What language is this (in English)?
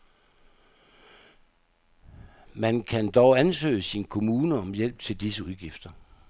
Danish